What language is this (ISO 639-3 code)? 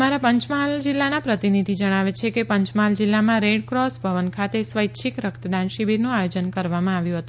guj